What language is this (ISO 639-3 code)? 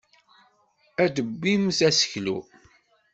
kab